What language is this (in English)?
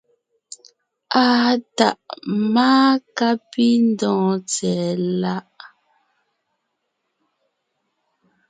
Ngiemboon